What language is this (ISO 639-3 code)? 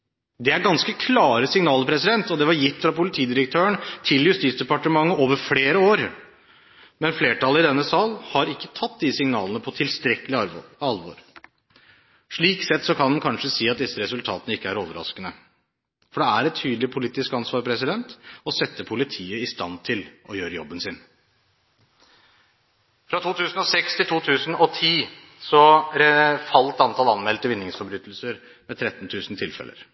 nob